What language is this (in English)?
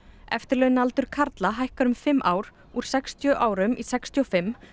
Icelandic